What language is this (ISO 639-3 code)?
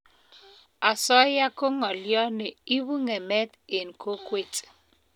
kln